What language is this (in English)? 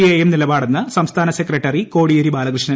Malayalam